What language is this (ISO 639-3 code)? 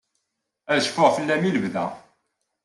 kab